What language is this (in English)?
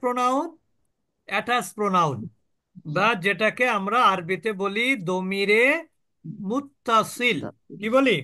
Bangla